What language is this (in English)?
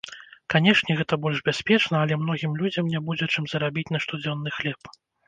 Belarusian